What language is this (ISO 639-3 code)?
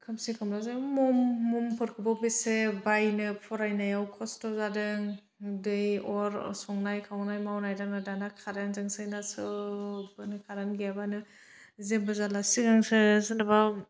brx